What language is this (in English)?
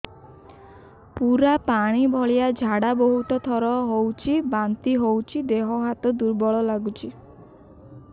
Odia